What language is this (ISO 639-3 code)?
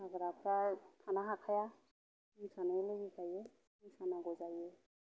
brx